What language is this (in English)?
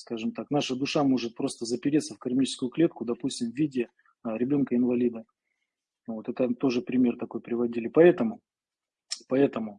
Russian